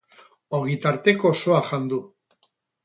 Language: Basque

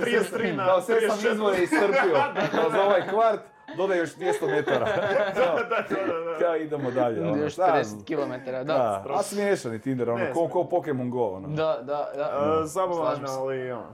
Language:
Croatian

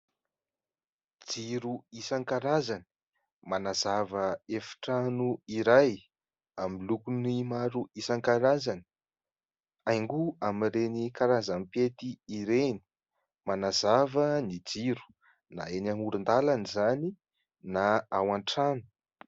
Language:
Malagasy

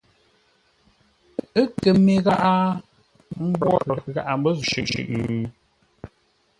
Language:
Ngombale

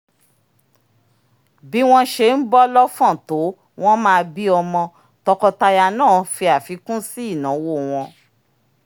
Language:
Yoruba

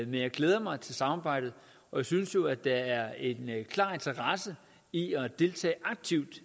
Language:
Danish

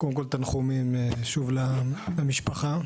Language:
Hebrew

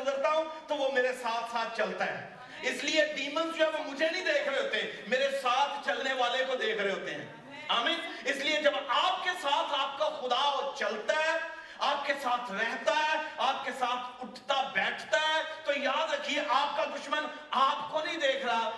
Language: Urdu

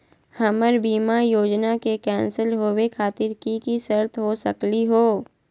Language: Magahi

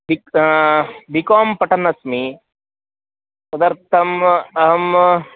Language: Sanskrit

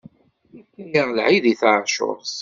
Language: Kabyle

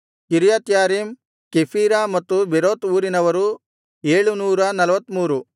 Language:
Kannada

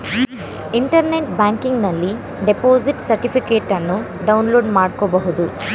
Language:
Kannada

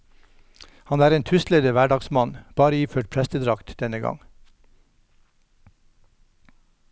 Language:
Norwegian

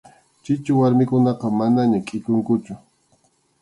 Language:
Arequipa-La Unión Quechua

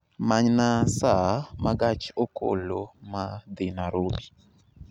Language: Luo (Kenya and Tanzania)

